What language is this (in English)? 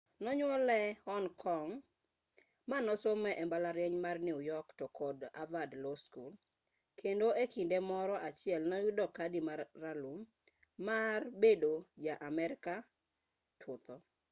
Luo (Kenya and Tanzania)